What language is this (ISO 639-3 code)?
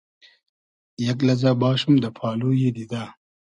haz